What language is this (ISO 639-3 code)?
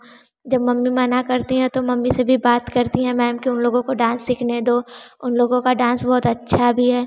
hin